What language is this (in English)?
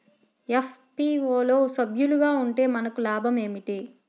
Telugu